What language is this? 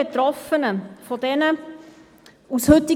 Swiss German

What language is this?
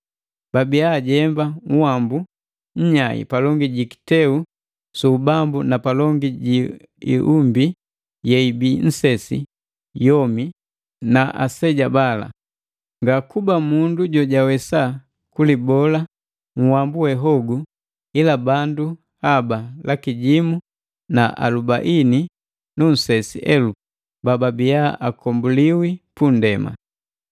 Matengo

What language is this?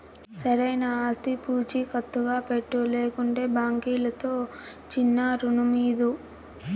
Telugu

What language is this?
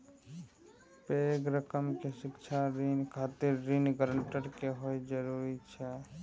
Maithili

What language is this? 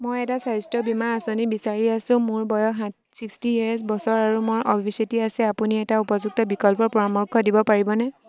Assamese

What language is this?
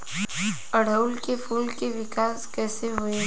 Bhojpuri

